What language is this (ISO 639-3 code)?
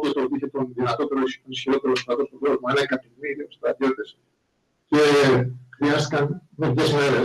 ell